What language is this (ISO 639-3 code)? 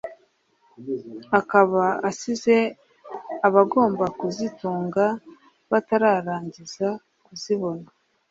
kin